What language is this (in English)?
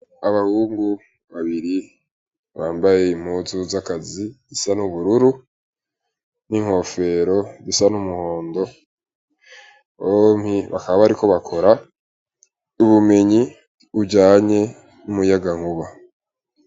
Rundi